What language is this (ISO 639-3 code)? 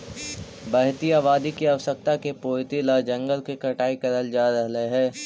mag